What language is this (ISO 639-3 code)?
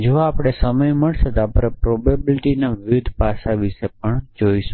guj